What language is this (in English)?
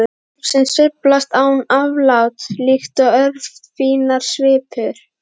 Icelandic